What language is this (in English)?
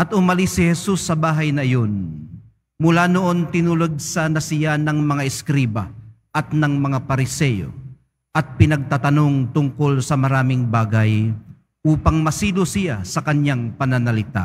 Filipino